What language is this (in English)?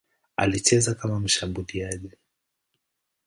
Swahili